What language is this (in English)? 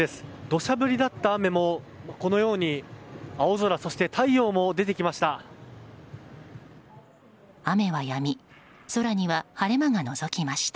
Japanese